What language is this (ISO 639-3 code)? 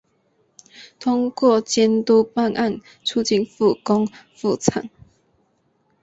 zho